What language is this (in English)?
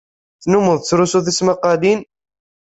Kabyle